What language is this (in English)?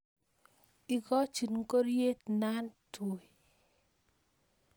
Kalenjin